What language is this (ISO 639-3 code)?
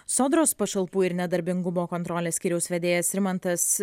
lit